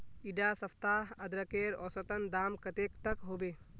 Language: Magahi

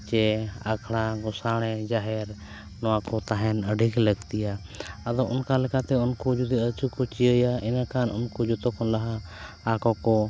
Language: Santali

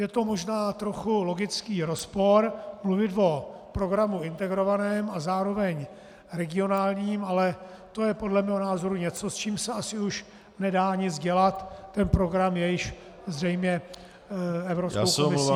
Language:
Czech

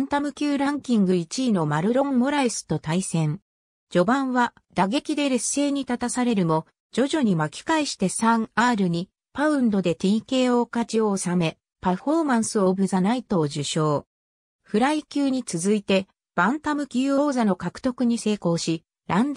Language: Japanese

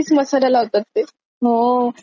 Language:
Marathi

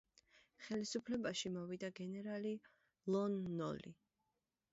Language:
Georgian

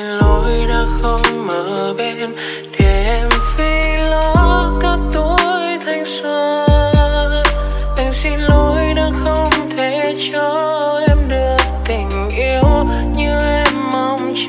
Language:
Vietnamese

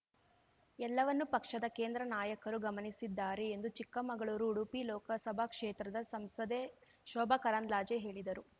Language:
Kannada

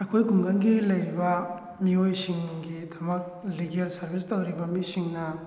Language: Manipuri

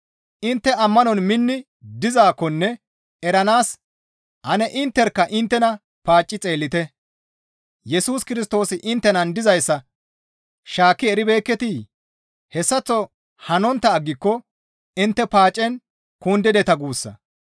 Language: Gamo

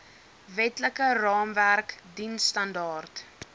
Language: Afrikaans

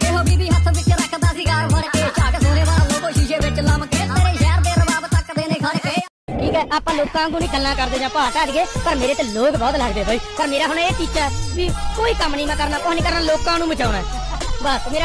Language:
Indonesian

